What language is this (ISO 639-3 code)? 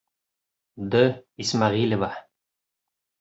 bak